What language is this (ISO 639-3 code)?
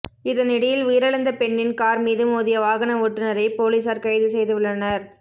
tam